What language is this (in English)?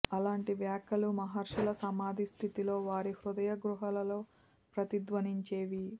Telugu